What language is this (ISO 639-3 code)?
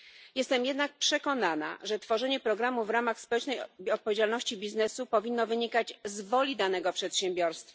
pol